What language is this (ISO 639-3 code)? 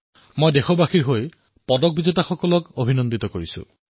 asm